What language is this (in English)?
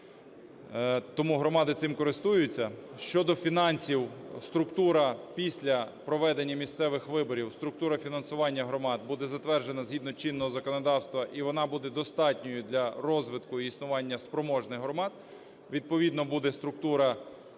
Ukrainian